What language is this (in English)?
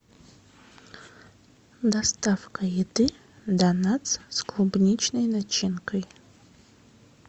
Russian